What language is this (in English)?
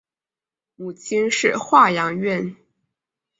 Chinese